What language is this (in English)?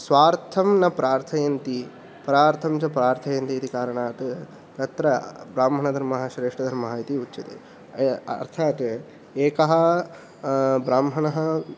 Sanskrit